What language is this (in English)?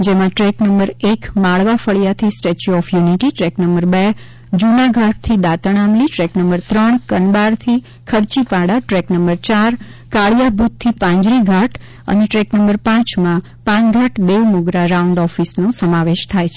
Gujarati